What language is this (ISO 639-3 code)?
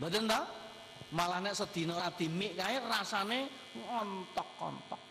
ind